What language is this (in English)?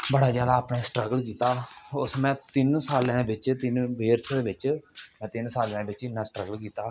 Dogri